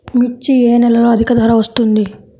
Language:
Telugu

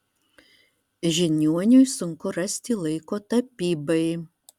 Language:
Lithuanian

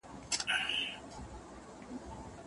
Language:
Pashto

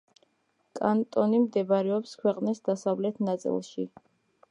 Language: Georgian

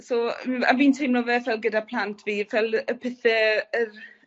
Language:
Welsh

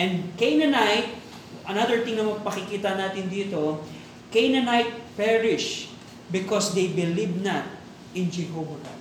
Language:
Filipino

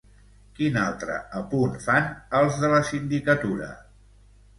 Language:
Catalan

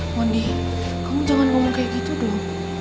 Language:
Indonesian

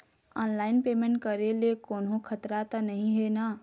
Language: Chhattisgarhi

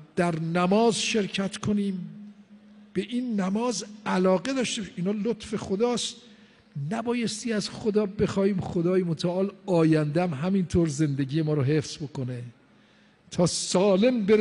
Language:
Persian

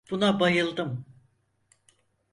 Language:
Turkish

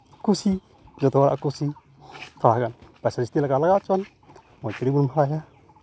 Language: Santali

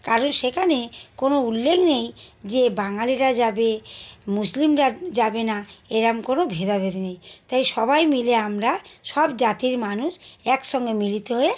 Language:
Bangla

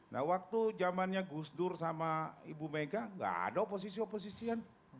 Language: Indonesian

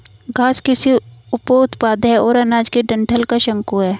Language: Hindi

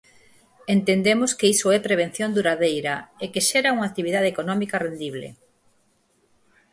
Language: Galician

